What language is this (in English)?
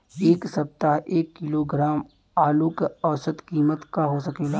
Bhojpuri